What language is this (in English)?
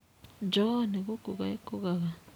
Kikuyu